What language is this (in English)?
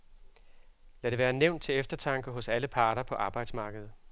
Danish